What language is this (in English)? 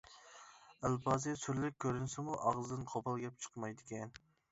Uyghur